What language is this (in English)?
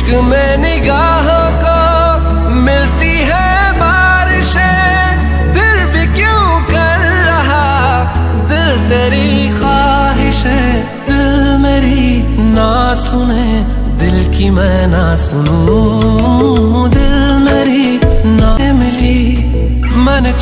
Hindi